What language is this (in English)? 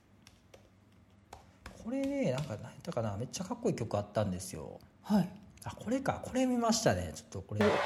Japanese